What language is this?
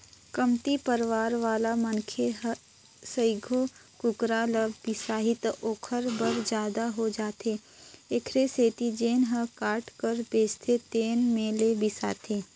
Chhattisgarhi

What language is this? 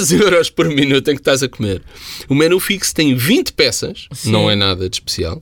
Portuguese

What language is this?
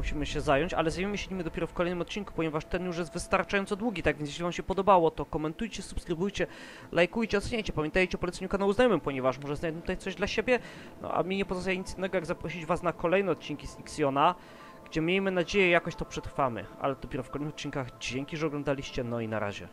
Polish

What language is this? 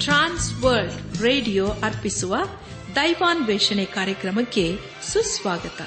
Kannada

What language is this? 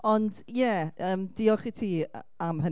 Welsh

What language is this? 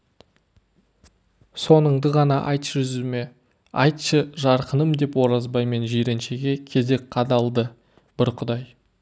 Kazakh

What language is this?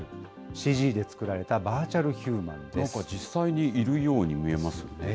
Japanese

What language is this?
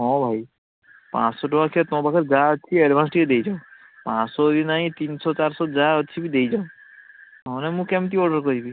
Odia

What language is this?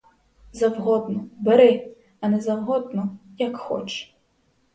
Ukrainian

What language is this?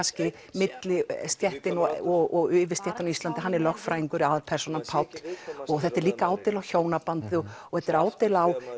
Icelandic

